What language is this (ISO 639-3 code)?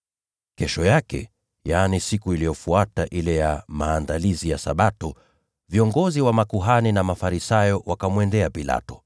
swa